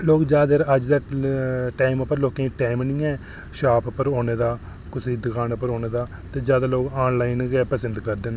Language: Dogri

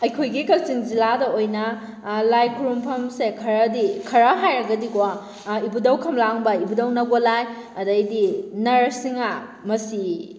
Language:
Manipuri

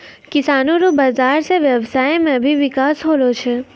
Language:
Maithili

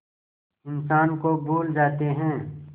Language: Hindi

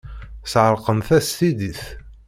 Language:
Kabyle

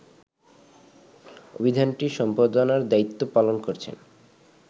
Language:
Bangla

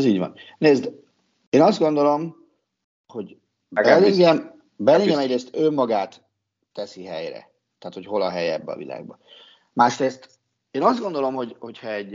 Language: Hungarian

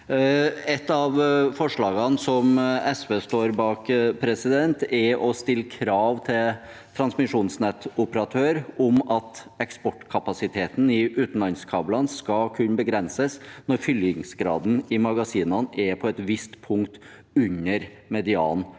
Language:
Norwegian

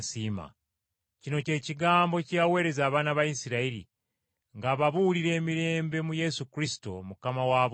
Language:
Ganda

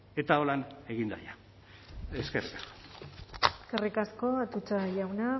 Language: Basque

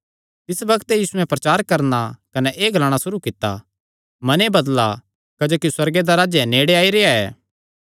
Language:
Kangri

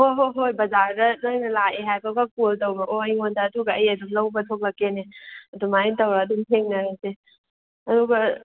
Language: Manipuri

